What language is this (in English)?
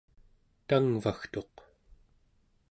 Central Yupik